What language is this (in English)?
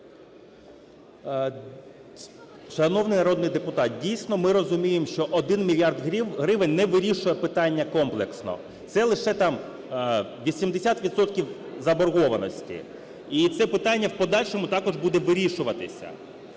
Ukrainian